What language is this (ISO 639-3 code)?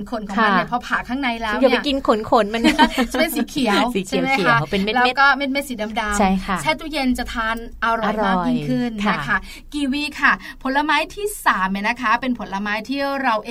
tha